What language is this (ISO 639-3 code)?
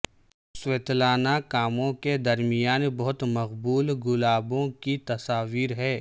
urd